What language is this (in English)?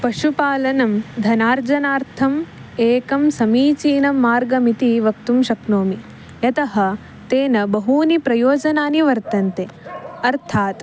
Sanskrit